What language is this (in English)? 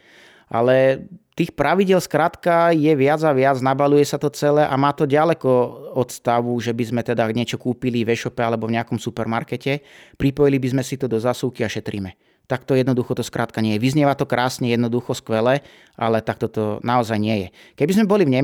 Slovak